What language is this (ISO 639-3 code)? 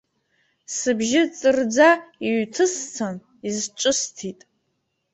abk